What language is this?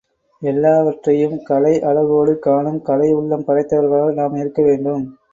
Tamil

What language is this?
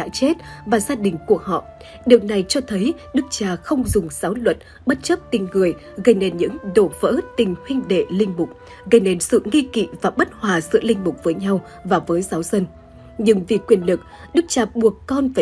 Vietnamese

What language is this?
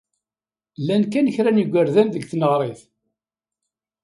Kabyle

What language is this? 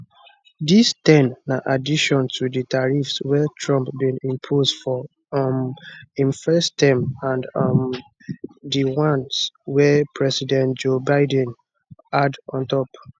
Nigerian Pidgin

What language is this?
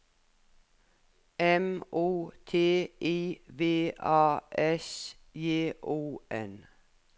Norwegian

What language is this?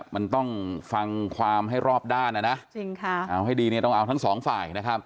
Thai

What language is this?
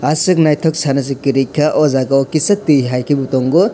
Kok Borok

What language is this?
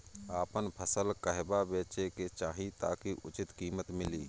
Bhojpuri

